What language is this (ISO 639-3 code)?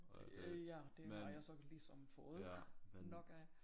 dan